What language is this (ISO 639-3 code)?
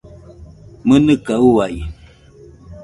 hux